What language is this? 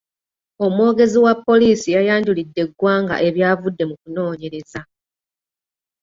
Ganda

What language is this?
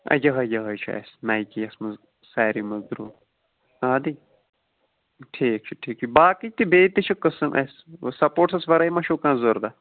Kashmiri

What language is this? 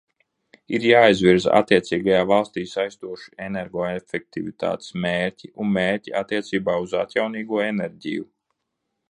Latvian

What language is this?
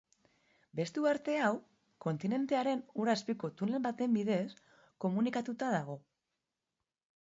Basque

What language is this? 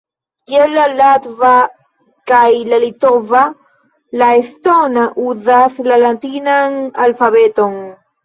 Esperanto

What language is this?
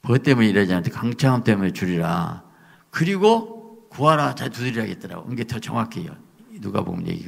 Korean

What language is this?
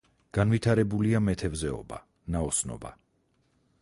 Georgian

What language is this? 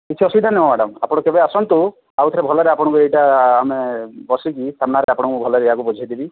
Odia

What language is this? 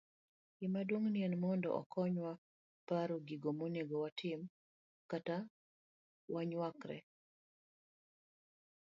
Luo (Kenya and Tanzania)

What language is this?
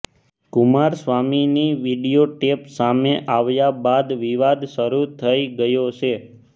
Gujarati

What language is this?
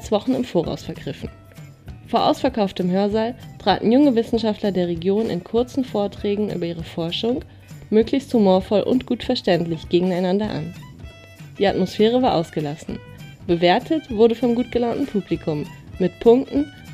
German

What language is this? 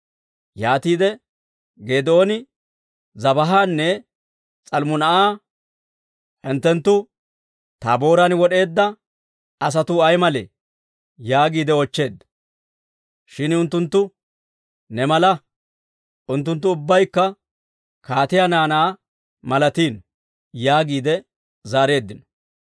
Dawro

